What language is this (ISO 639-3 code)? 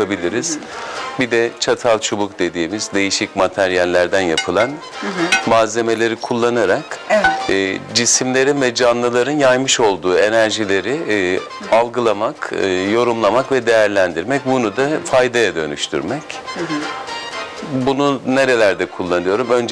tur